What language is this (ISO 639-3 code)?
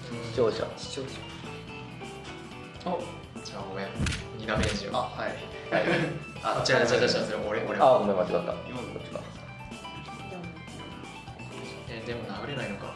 jpn